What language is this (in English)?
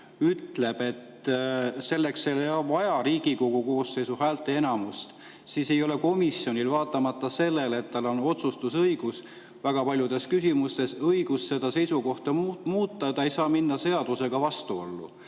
Estonian